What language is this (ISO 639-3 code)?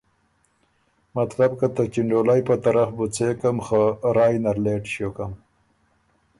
oru